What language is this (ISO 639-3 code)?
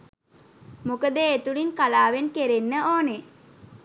sin